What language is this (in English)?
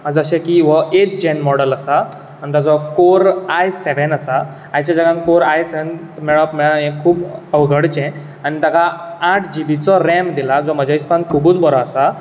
Konkani